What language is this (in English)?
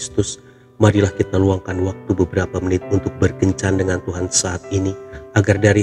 Indonesian